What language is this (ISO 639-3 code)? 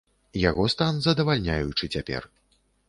bel